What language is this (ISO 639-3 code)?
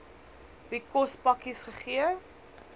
afr